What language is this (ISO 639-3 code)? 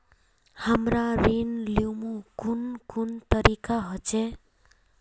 mag